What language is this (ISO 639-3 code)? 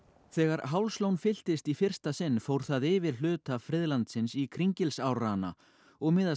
isl